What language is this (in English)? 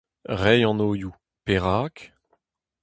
Breton